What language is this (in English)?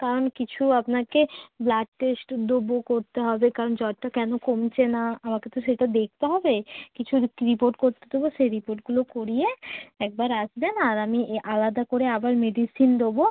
Bangla